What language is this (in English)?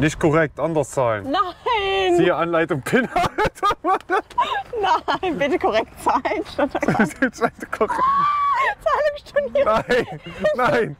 German